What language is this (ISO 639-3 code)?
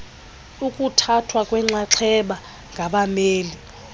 xho